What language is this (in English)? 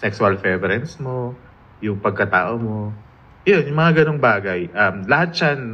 Filipino